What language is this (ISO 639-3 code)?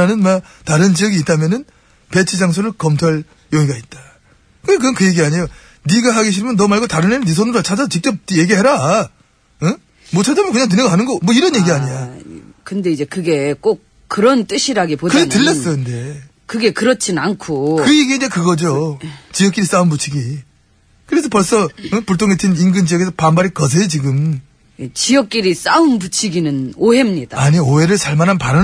kor